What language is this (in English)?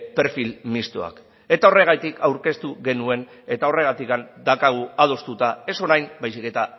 Basque